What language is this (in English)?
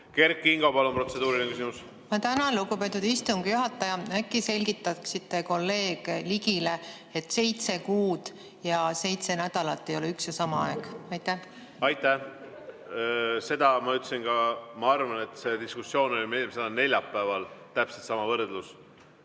Estonian